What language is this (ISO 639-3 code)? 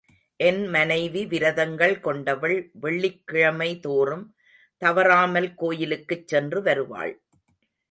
tam